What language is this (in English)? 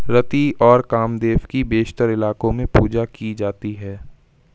Urdu